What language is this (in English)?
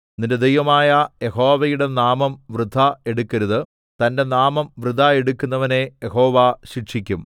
Malayalam